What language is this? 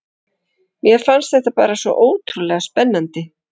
Icelandic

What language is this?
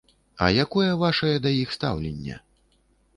Belarusian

